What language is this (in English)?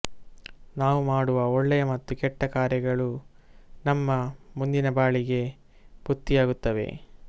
Kannada